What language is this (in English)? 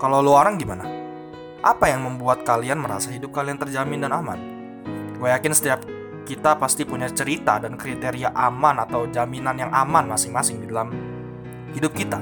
Indonesian